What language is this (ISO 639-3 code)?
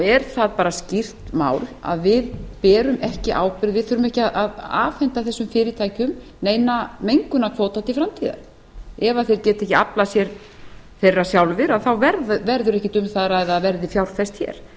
isl